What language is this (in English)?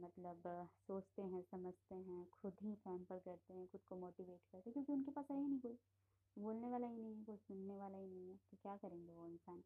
Hindi